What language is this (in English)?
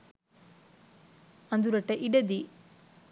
Sinhala